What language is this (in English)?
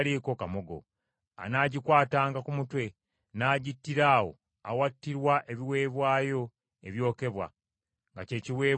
Ganda